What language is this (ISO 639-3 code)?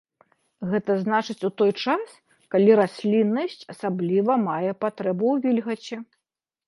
bel